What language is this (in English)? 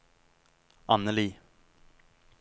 Norwegian